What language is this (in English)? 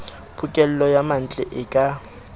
Southern Sotho